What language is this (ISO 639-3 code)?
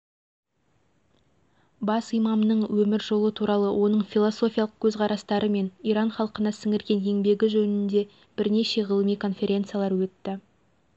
kaz